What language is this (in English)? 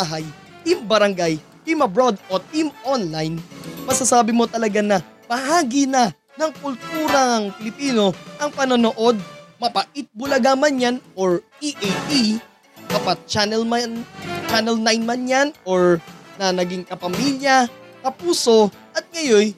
Filipino